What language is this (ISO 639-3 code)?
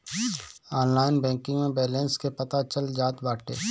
bho